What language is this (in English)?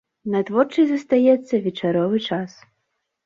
Belarusian